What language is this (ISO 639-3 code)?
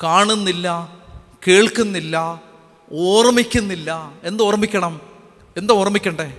mal